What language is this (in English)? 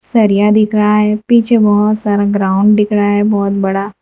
Hindi